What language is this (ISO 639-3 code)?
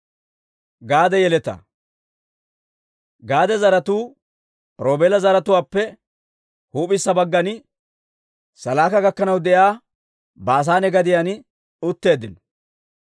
dwr